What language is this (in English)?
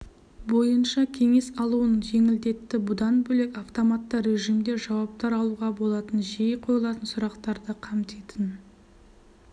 Kazakh